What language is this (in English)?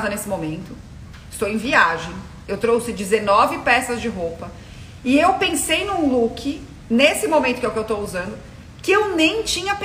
Portuguese